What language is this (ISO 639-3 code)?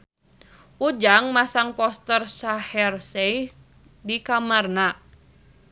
sun